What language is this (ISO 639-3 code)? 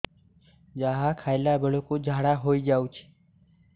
ori